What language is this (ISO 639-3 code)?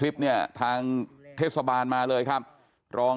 tha